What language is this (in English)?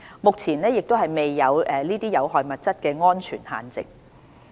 Cantonese